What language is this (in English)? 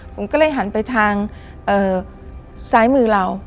Thai